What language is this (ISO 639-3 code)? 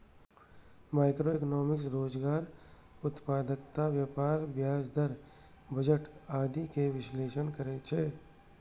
mai